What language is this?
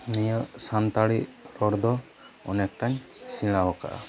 Santali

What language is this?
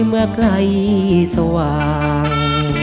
Thai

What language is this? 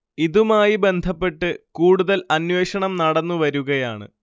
Malayalam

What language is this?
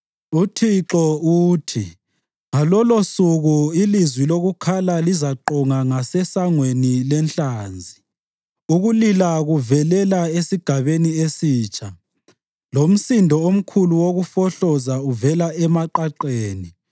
North Ndebele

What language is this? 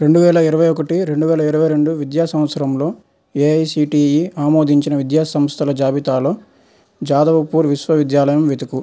Telugu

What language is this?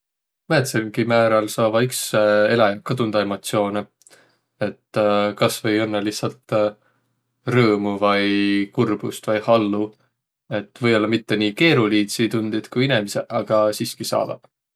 Võro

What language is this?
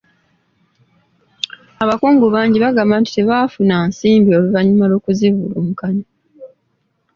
Ganda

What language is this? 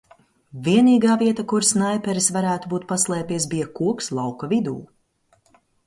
Latvian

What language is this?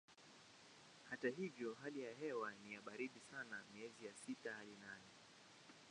Swahili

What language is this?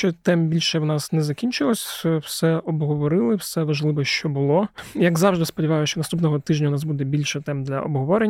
Ukrainian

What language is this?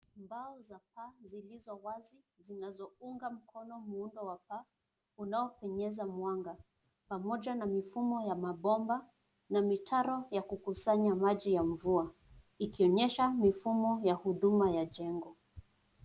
Swahili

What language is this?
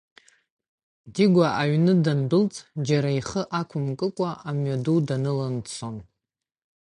Abkhazian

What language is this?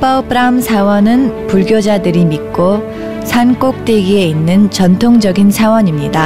Korean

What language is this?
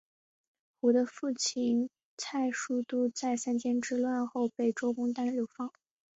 Chinese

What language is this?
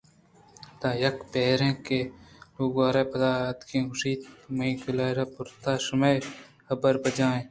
Eastern Balochi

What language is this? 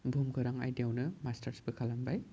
Bodo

